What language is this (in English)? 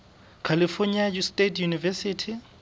Southern Sotho